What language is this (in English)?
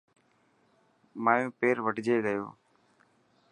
Dhatki